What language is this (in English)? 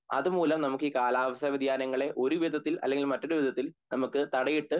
Malayalam